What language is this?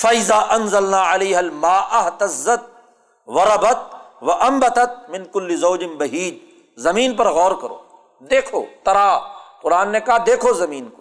Urdu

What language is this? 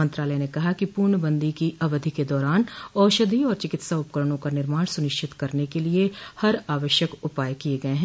Hindi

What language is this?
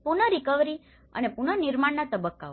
Gujarati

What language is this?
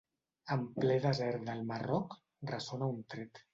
Catalan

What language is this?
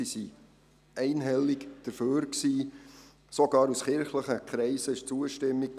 Swiss German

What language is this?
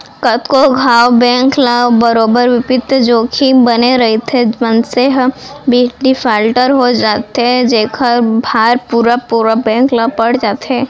Chhattisgarhi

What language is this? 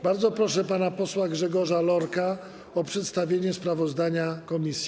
Polish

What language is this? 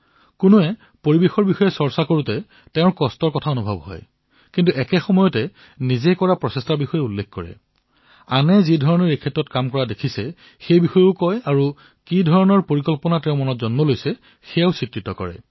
Assamese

